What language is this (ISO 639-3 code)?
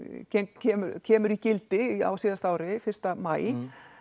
isl